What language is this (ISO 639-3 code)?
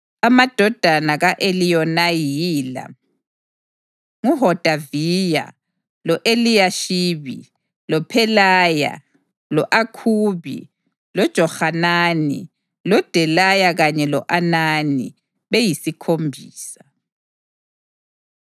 nde